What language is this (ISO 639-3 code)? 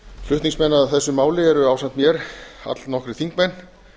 isl